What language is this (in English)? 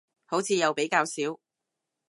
Cantonese